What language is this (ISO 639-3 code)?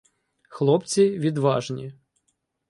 ukr